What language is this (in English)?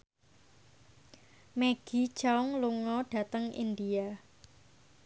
Javanese